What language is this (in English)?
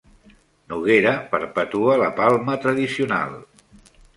Catalan